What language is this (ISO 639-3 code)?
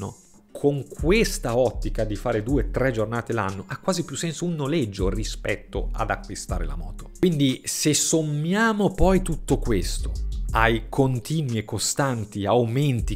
ita